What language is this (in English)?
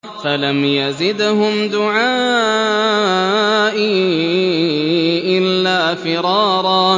Arabic